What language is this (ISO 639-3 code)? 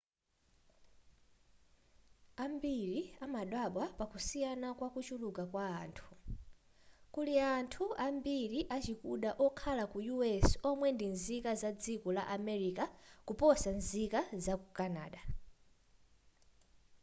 nya